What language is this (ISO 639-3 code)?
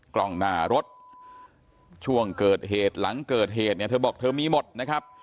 tha